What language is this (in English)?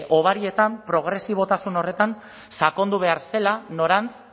Basque